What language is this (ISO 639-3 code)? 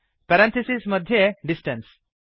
san